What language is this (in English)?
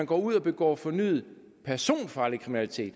Danish